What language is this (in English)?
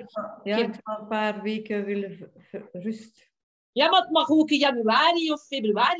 Dutch